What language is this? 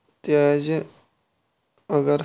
Kashmiri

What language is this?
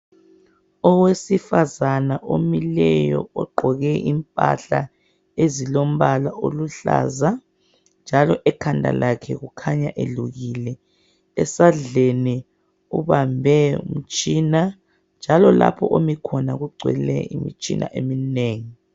North Ndebele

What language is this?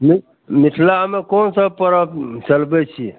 Maithili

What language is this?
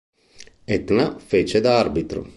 Italian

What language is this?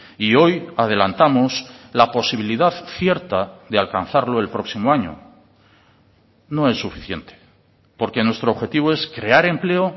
Spanish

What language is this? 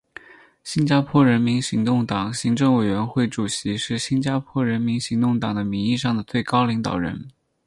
Chinese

